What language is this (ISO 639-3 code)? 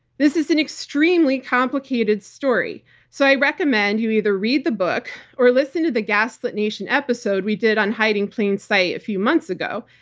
eng